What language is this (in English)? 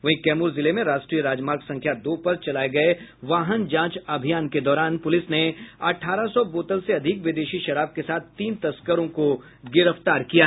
Hindi